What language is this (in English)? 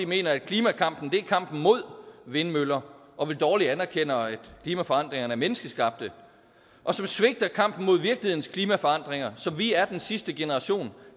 Danish